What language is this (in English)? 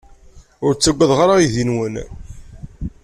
Kabyle